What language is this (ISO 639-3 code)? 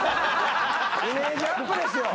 jpn